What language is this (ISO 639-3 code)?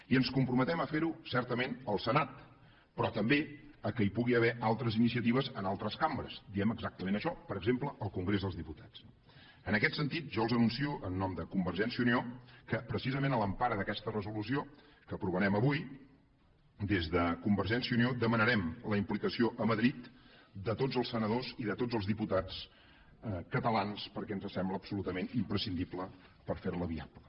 cat